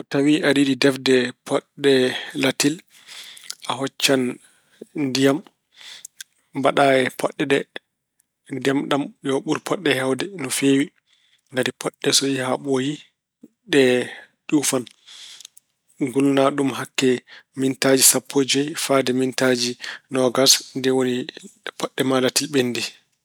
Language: Fula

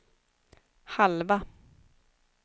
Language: Swedish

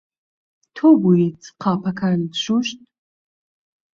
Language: Central Kurdish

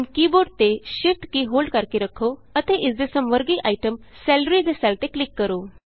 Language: Punjabi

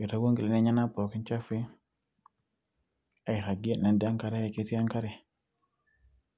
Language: Masai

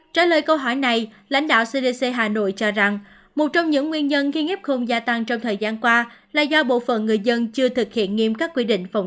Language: Vietnamese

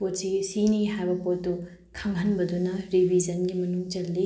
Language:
Manipuri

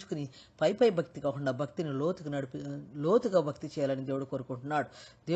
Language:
Hindi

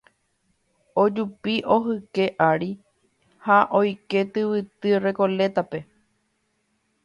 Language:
Guarani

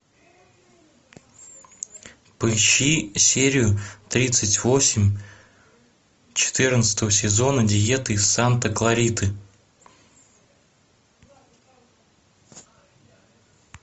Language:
Russian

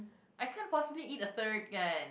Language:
English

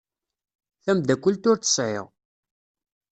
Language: Kabyle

